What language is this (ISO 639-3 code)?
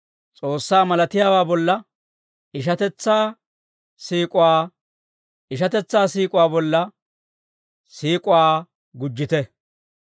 dwr